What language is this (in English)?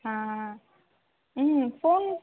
Tamil